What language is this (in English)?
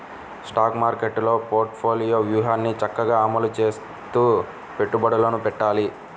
Telugu